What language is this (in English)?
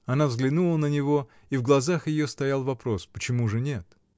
Russian